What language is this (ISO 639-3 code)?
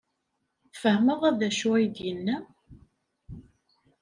kab